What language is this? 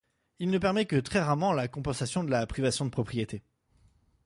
French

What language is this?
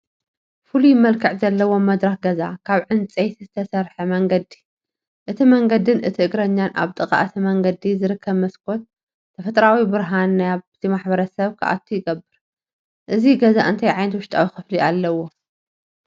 Tigrinya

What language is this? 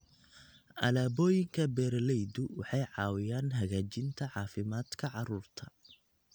Somali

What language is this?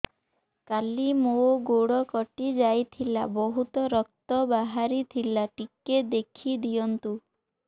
Odia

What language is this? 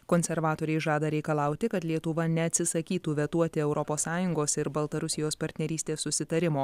Lithuanian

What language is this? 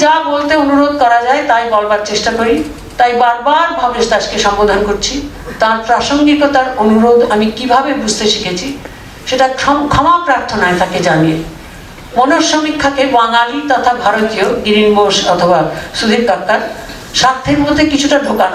Bangla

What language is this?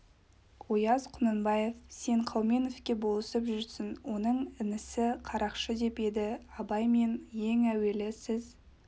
Kazakh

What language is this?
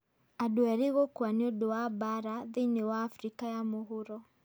Kikuyu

